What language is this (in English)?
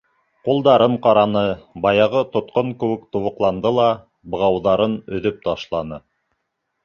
Bashkir